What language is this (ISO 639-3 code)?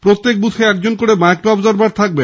ben